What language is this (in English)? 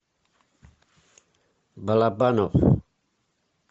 Russian